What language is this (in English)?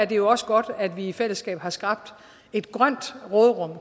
Danish